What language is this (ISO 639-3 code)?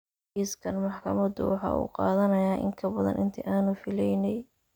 som